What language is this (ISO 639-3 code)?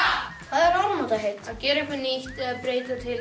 isl